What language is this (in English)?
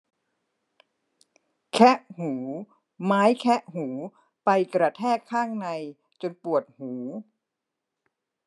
Thai